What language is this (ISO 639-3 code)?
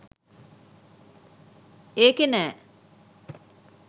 sin